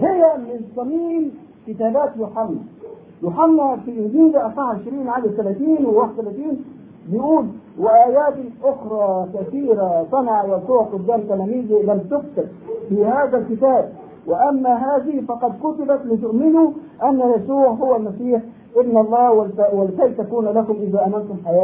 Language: Arabic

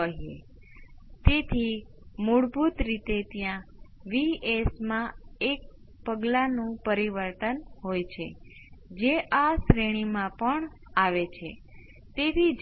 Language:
Gujarati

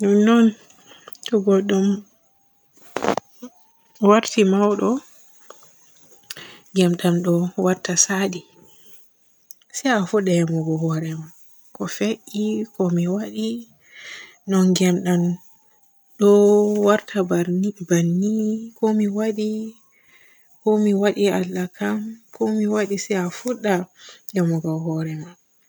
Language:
Borgu Fulfulde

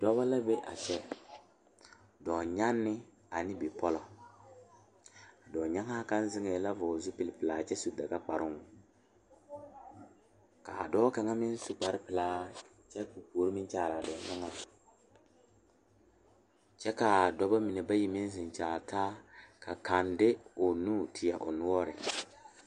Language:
Southern Dagaare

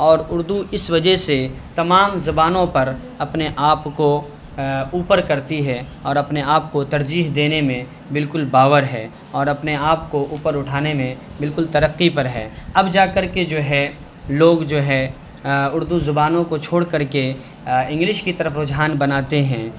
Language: Urdu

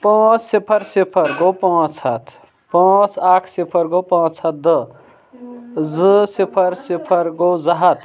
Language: Kashmiri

